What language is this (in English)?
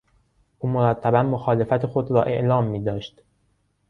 Persian